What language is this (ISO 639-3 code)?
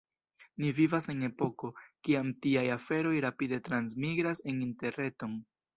epo